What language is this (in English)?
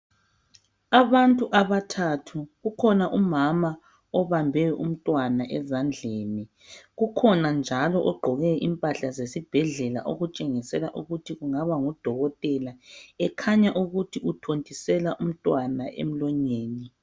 North Ndebele